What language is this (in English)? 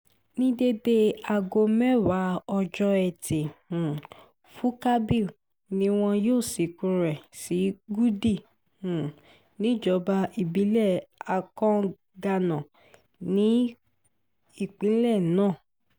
Yoruba